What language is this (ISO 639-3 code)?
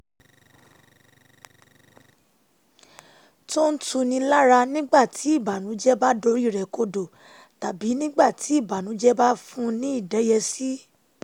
yor